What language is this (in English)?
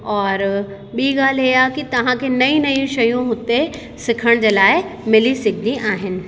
Sindhi